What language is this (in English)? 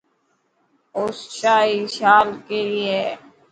Dhatki